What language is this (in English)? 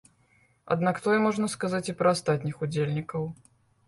Belarusian